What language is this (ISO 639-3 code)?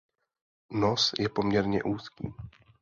ces